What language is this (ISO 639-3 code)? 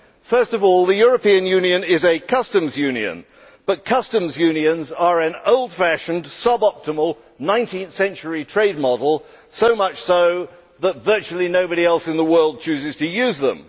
eng